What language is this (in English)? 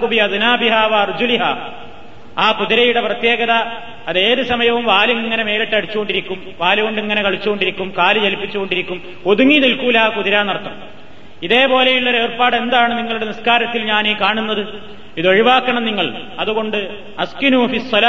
Malayalam